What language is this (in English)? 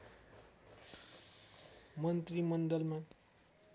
Nepali